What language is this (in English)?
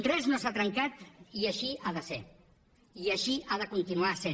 Catalan